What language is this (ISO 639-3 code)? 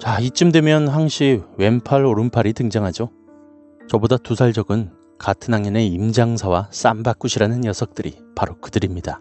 kor